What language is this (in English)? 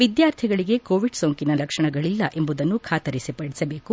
Kannada